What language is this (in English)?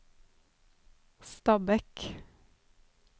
Norwegian